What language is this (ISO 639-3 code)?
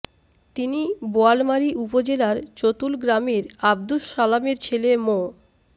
ben